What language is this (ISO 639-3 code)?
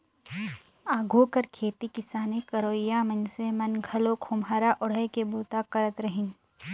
hne